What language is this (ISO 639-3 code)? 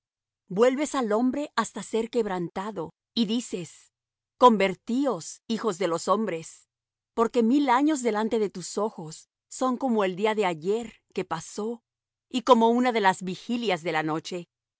spa